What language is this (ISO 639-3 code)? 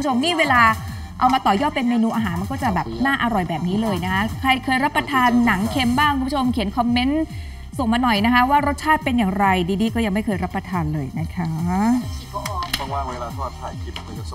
tha